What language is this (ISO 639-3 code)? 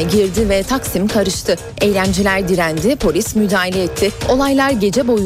tur